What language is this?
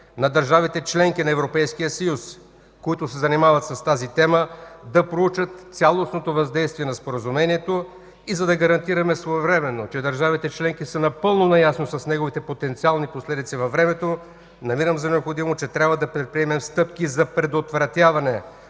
Bulgarian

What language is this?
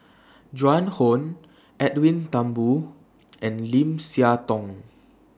English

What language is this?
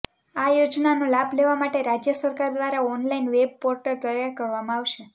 Gujarati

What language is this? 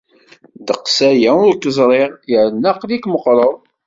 Kabyle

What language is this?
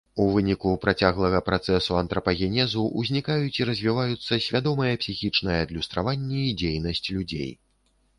Belarusian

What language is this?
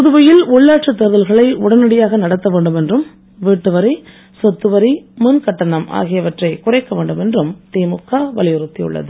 Tamil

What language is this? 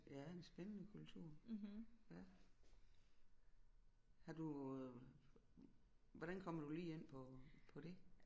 Danish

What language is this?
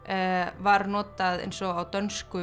Icelandic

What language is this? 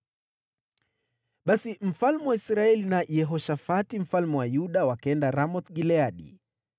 Swahili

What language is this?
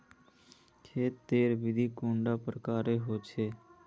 Magahi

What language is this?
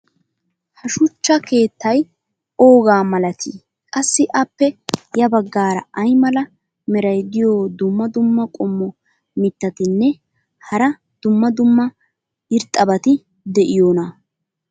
Wolaytta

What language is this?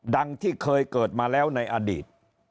Thai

